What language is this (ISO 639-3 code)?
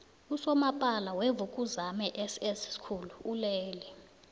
nbl